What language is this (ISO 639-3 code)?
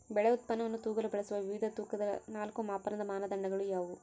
kan